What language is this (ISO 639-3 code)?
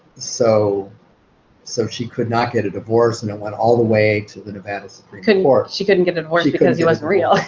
eng